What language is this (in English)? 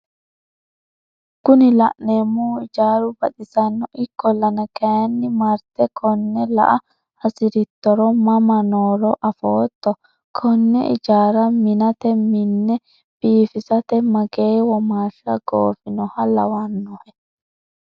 Sidamo